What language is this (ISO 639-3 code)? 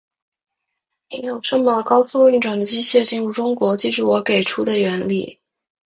zho